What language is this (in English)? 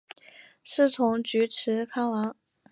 Chinese